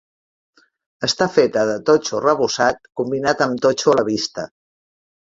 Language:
Catalan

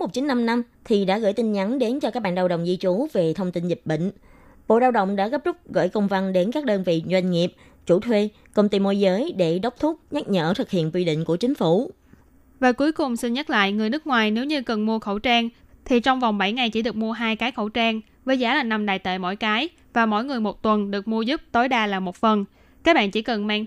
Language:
Vietnamese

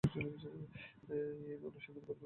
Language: Bangla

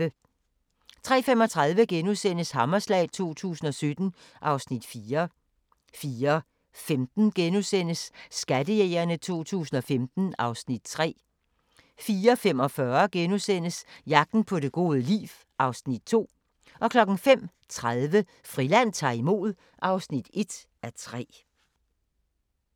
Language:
Danish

